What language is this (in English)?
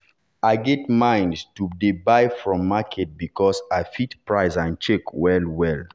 Nigerian Pidgin